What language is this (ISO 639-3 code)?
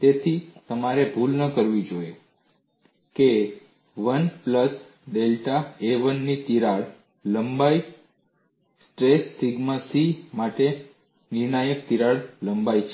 guj